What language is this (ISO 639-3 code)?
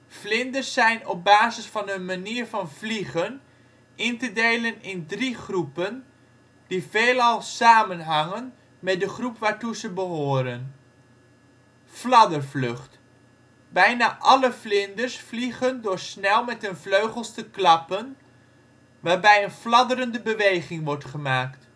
nld